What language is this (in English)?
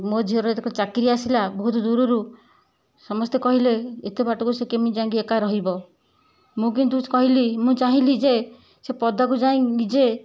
Odia